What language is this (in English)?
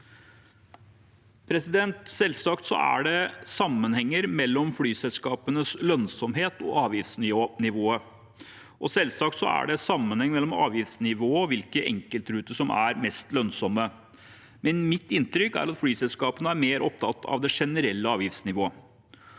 Norwegian